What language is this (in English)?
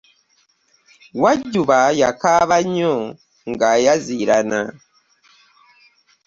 Ganda